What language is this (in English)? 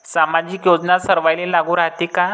Marathi